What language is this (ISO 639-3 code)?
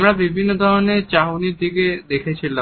ben